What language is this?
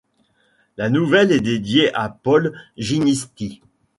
French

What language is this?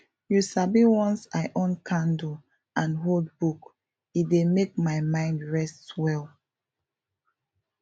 Nigerian Pidgin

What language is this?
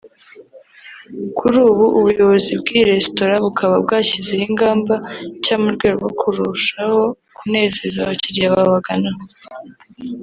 Kinyarwanda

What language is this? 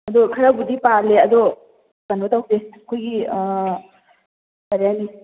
Manipuri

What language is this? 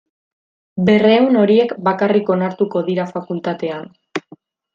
Basque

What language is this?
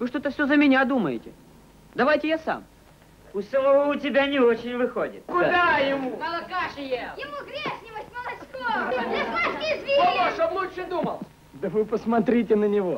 Russian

